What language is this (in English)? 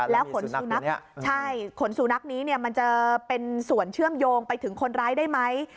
Thai